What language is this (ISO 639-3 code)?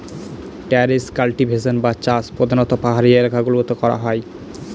ben